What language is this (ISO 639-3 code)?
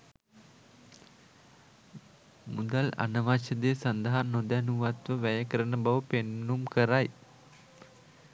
sin